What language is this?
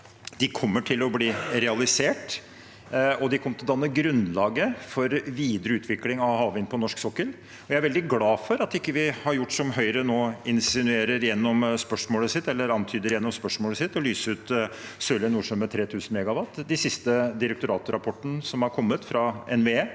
Norwegian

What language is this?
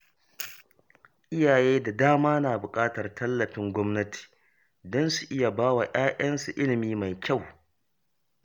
Hausa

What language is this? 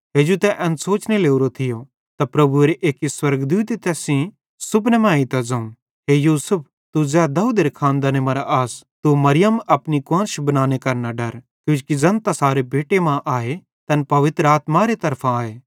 Bhadrawahi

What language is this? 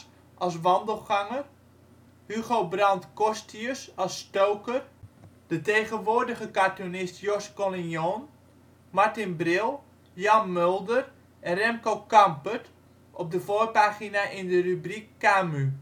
Dutch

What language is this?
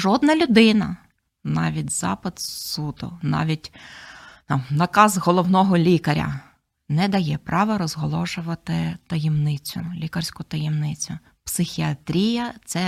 Ukrainian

